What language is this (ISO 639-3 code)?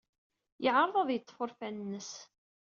kab